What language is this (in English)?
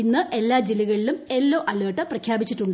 Malayalam